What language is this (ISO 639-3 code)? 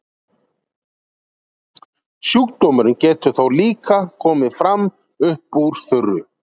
isl